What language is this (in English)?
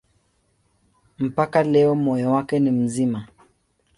Swahili